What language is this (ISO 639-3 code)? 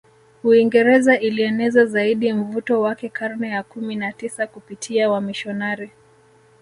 swa